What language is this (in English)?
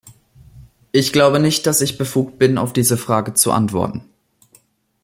German